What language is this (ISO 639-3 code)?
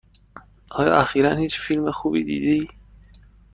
fas